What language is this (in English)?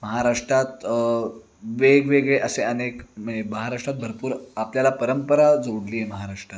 Marathi